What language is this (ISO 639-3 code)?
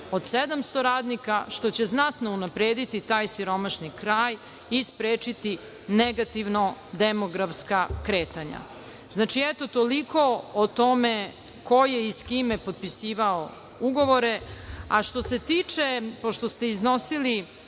srp